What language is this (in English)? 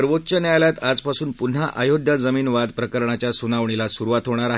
Marathi